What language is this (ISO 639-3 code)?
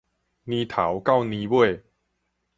nan